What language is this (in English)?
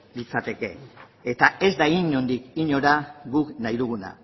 Basque